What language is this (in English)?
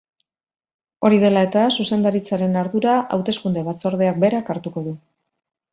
Basque